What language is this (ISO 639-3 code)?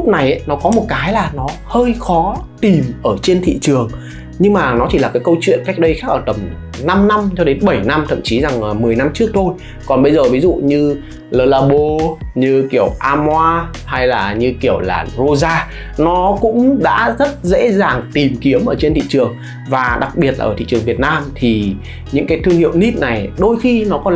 vie